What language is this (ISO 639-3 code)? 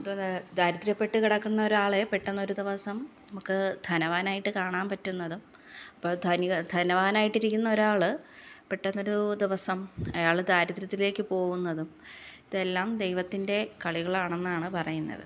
mal